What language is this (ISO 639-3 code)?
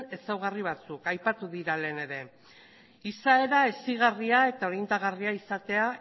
eus